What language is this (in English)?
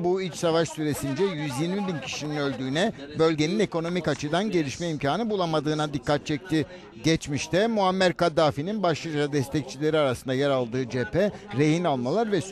Turkish